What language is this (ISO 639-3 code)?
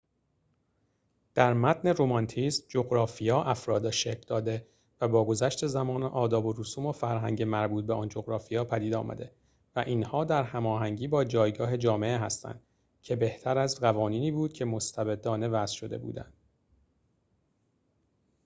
fas